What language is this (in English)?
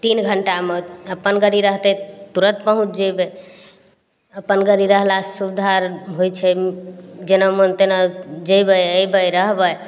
Maithili